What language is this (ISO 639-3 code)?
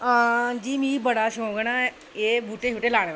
doi